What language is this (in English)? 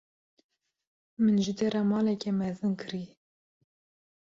Kurdish